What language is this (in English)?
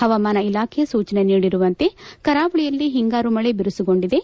Kannada